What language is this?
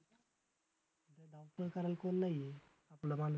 Marathi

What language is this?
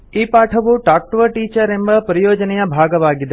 Kannada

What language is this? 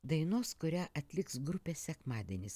Lithuanian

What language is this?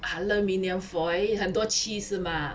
English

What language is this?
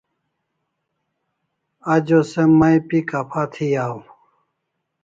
Kalasha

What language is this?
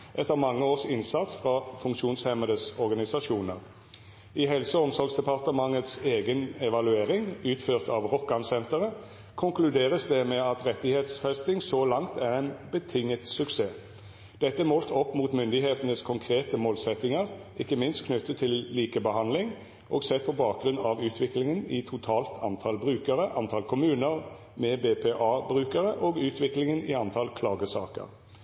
Norwegian Bokmål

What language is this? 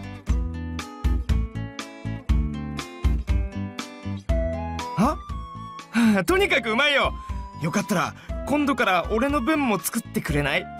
Japanese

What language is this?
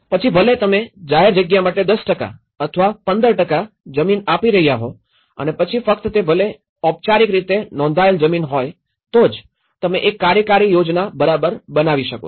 Gujarati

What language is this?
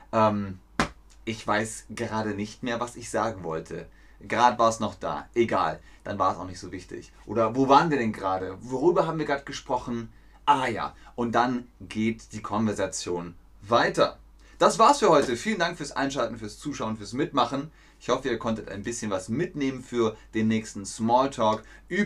German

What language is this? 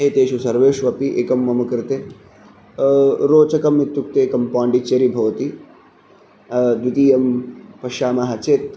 Sanskrit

